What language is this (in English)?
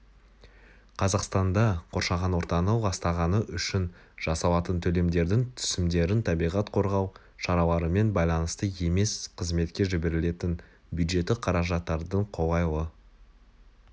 Kazakh